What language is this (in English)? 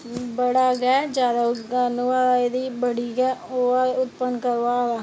Dogri